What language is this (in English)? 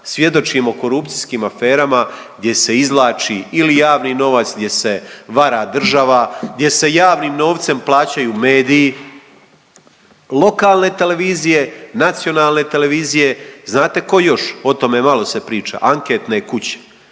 Croatian